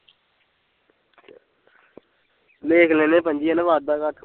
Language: Punjabi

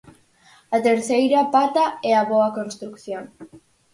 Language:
Galician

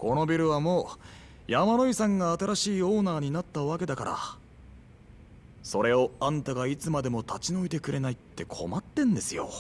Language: Japanese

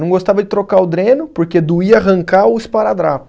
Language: Portuguese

